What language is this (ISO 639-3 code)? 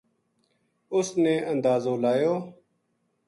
gju